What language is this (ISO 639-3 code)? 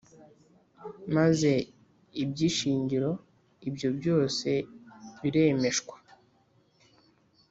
kin